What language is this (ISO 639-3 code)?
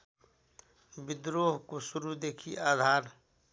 nep